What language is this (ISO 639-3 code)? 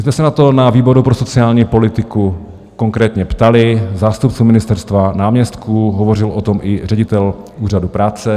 ces